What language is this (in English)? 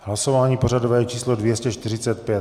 Czech